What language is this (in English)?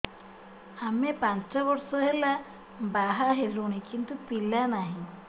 Odia